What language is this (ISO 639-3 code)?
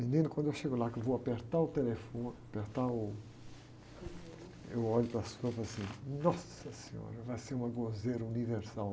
por